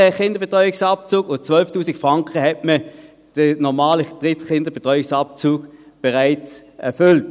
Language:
Swiss German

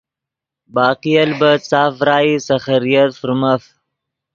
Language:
Yidgha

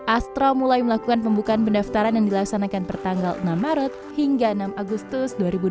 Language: Indonesian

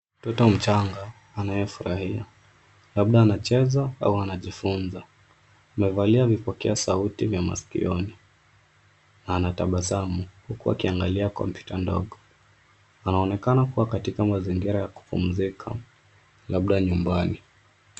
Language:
Swahili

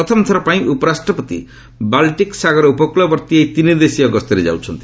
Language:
Odia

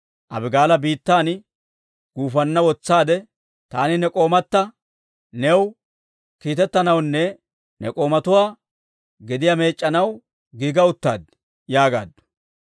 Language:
Dawro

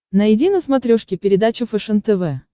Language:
Russian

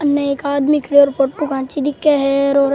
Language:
Rajasthani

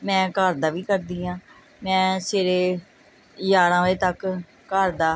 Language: Punjabi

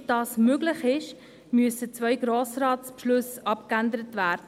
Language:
Swiss German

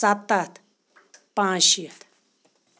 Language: Kashmiri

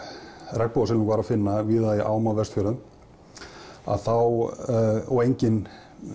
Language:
Icelandic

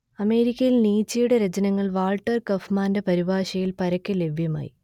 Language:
Malayalam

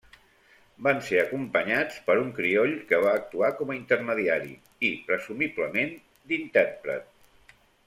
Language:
Catalan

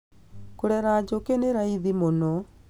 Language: Kikuyu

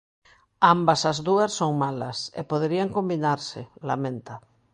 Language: Galician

